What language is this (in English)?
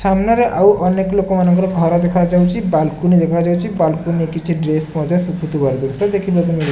Odia